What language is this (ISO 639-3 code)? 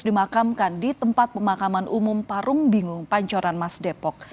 ind